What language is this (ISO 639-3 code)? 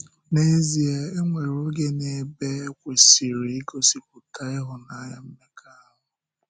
ibo